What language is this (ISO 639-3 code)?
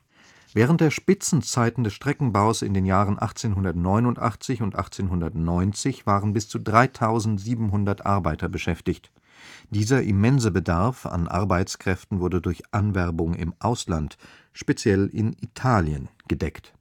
deu